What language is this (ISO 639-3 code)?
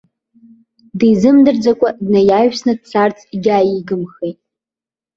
abk